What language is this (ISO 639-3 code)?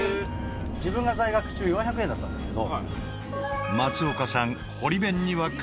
jpn